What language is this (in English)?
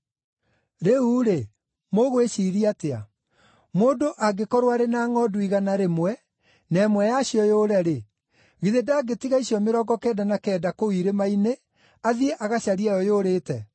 Kikuyu